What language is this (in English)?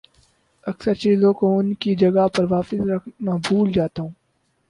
Urdu